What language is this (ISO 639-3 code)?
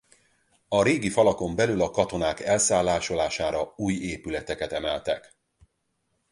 hun